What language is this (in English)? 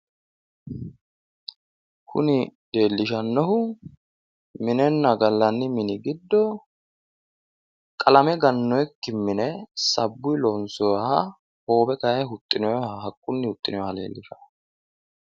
Sidamo